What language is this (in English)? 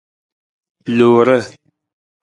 Nawdm